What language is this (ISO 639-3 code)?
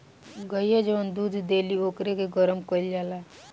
bho